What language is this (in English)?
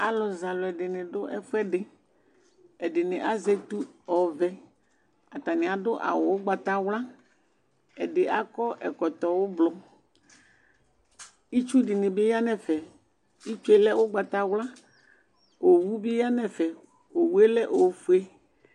Ikposo